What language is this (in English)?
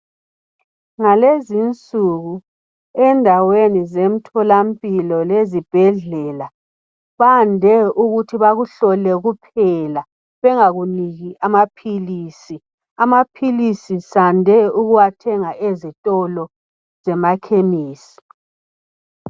North Ndebele